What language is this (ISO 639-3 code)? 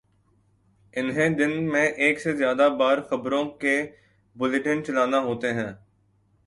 urd